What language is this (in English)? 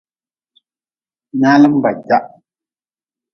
Nawdm